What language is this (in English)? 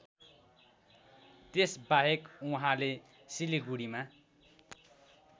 Nepali